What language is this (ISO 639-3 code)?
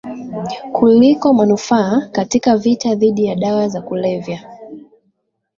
swa